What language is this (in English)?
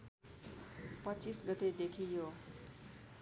Nepali